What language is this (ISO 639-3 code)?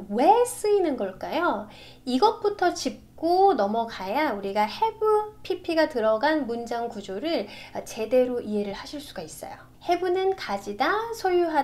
kor